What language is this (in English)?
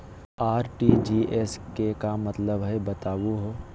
Magahi